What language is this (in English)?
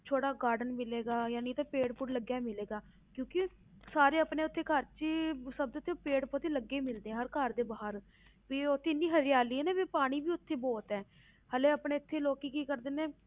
Punjabi